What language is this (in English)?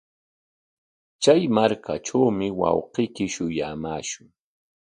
Corongo Ancash Quechua